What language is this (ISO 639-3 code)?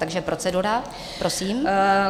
ces